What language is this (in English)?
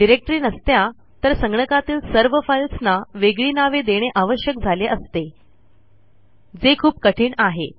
Marathi